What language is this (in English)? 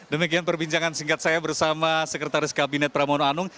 Indonesian